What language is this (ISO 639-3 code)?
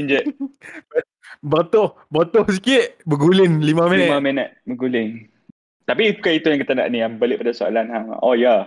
msa